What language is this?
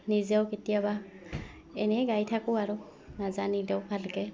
Assamese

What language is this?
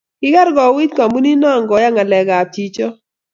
Kalenjin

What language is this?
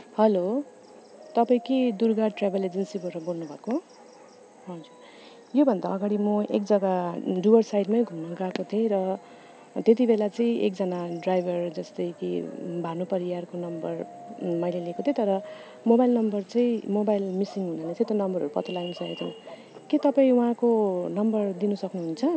Nepali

